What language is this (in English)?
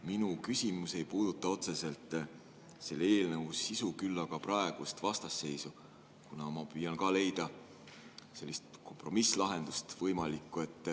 Estonian